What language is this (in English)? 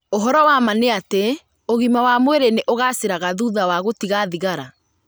Kikuyu